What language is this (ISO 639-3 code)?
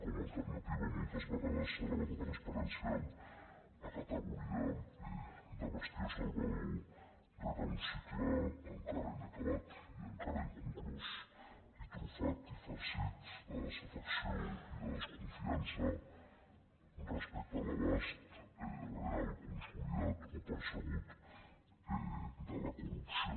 cat